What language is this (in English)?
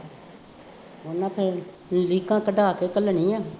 Punjabi